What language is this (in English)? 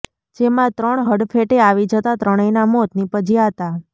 Gujarati